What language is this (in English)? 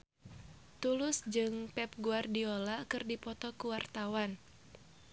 Sundanese